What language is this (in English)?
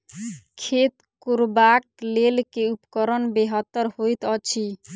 Maithili